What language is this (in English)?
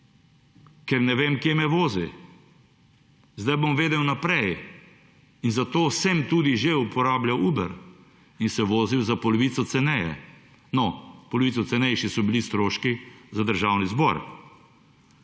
Slovenian